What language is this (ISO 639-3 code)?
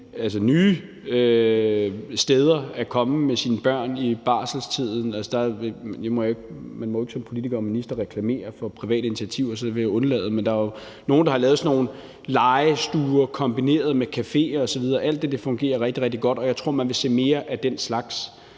dan